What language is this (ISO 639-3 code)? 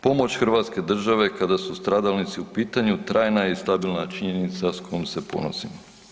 hrv